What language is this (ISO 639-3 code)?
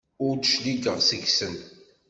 kab